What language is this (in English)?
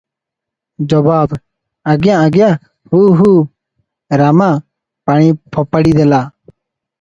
Odia